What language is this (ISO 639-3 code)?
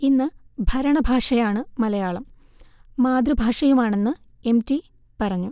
mal